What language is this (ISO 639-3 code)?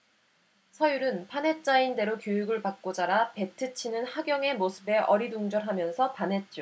kor